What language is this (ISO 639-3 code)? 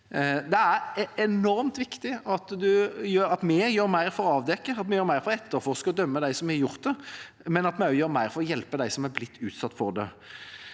nor